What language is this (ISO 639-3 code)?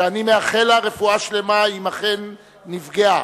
heb